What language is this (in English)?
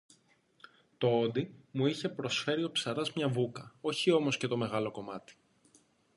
Greek